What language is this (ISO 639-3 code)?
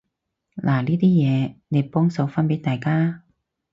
yue